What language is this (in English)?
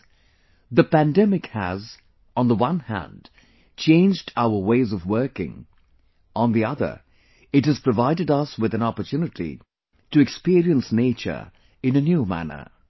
English